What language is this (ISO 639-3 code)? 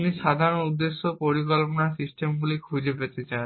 ben